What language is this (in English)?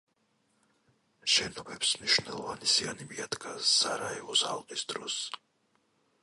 Georgian